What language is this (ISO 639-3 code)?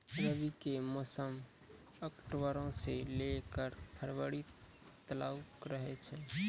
mai